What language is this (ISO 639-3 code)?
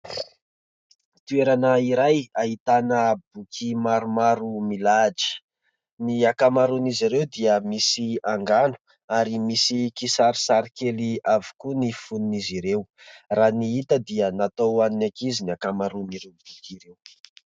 mlg